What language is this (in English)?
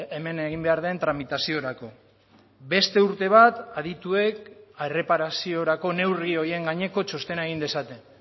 Basque